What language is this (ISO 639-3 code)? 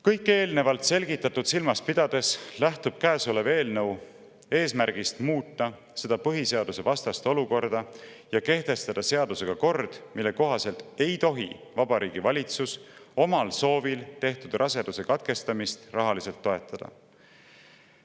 est